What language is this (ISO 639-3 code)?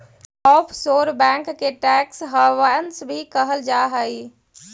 mag